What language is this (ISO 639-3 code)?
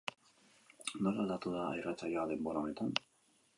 eus